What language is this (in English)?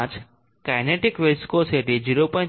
Gujarati